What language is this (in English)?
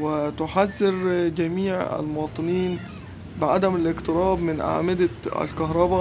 Arabic